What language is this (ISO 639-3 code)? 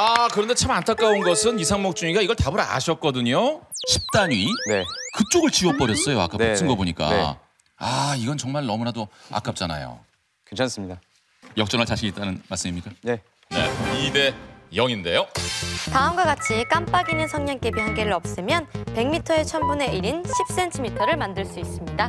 kor